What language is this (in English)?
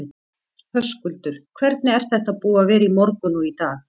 Icelandic